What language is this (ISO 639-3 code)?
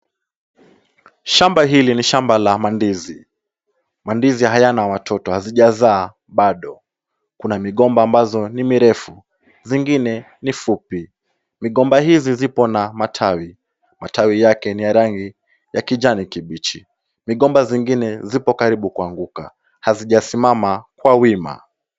swa